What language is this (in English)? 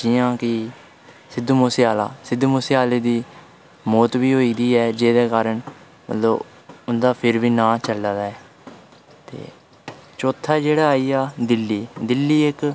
Dogri